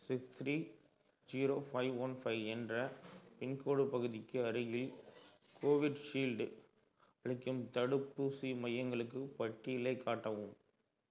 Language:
Tamil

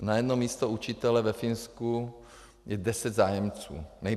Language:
Czech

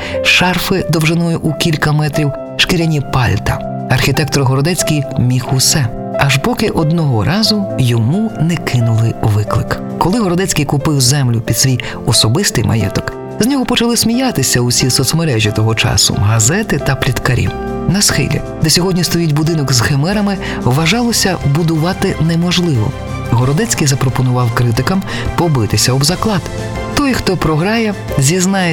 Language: Ukrainian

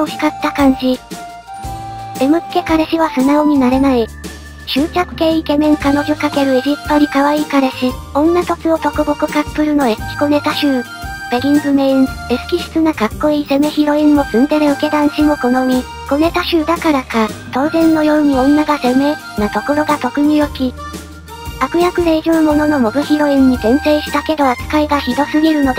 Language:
Japanese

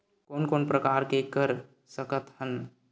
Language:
Chhattisgarhi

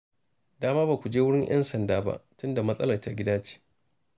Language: Hausa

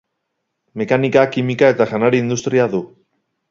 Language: Basque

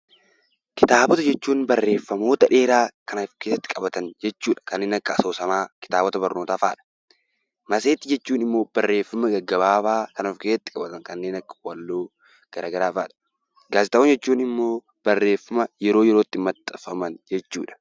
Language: Oromo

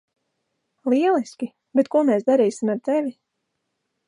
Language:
Latvian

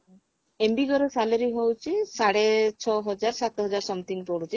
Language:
Odia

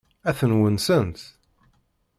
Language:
Kabyle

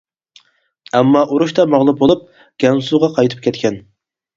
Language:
Uyghur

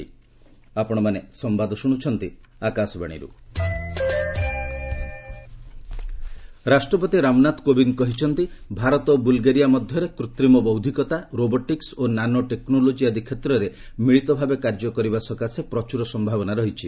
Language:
Odia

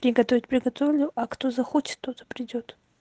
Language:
Russian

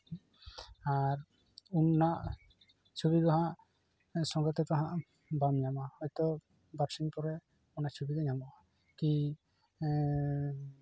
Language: Santali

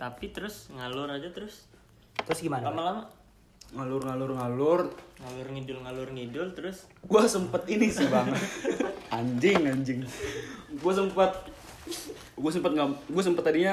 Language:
Indonesian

